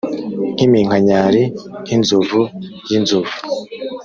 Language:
Kinyarwanda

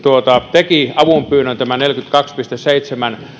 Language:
Finnish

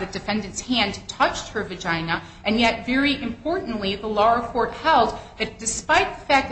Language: English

